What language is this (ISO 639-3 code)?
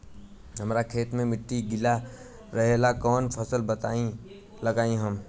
bho